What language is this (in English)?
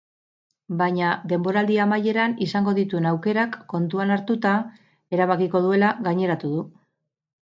Basque